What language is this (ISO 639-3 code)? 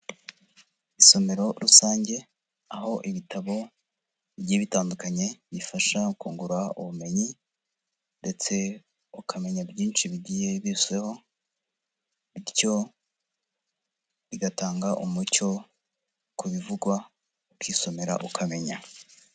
kin